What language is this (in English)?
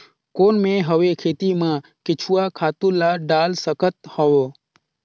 Chhattisgarhi